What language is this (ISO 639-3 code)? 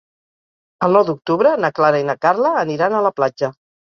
cat